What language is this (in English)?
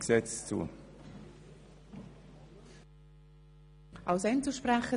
Swiss German